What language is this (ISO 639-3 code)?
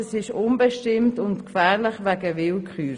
gsw